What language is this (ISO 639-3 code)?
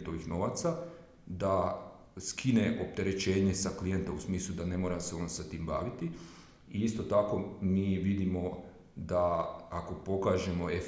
hrv